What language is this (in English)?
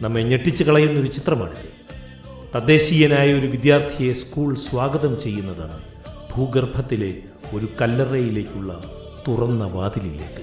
Malayalam